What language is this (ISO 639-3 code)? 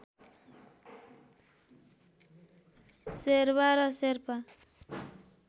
nep